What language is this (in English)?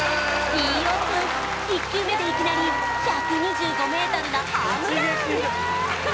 Japanese